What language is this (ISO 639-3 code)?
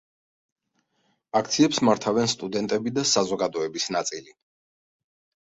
kat